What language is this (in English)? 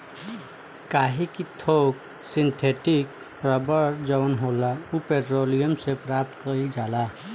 Bhojpuri